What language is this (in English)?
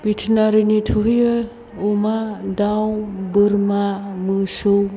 Bodo